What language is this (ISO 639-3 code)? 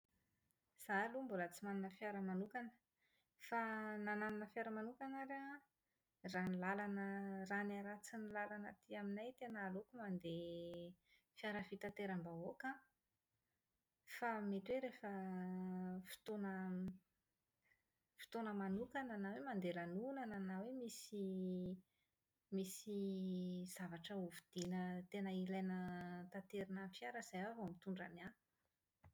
mlg